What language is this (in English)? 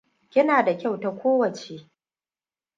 Hausa